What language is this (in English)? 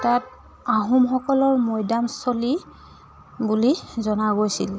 Assamese